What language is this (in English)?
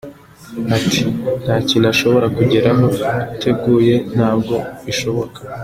Kinyarwanda